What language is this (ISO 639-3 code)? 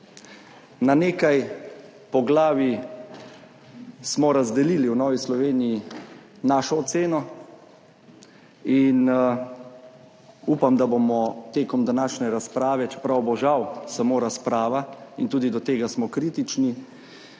slv